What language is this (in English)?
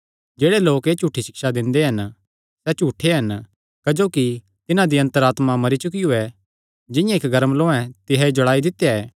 Kangri